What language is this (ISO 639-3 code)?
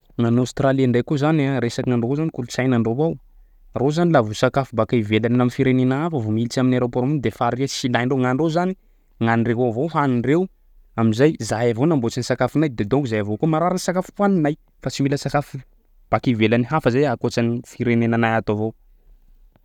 skg